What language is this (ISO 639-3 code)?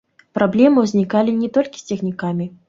bel